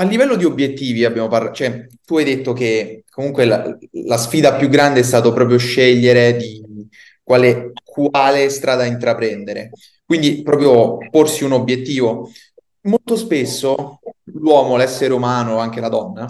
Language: Italian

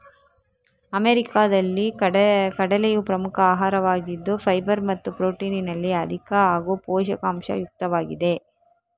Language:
Kannada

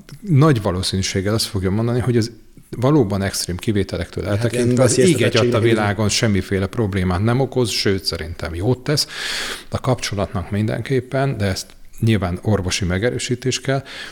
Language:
Hungarian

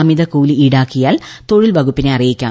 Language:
Malayalam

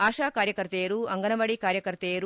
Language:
Kannada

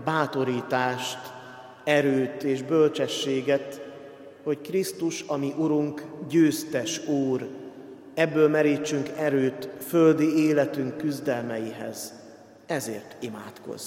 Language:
Hungarian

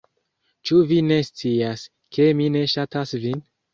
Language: Esperanto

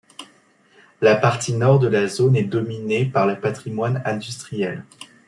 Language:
French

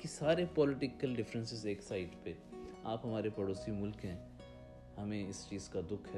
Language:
Urdu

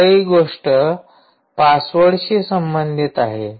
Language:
Marathi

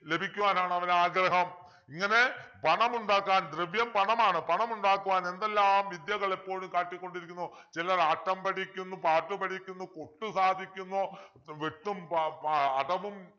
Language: Malayalam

